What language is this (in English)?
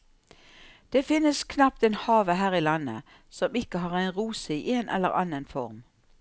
Norwegian